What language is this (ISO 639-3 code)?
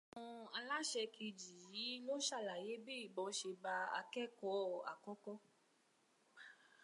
yor